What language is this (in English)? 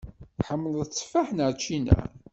Kabyle